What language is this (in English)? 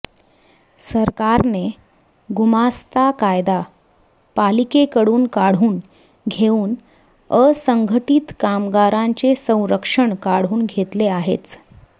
Marathi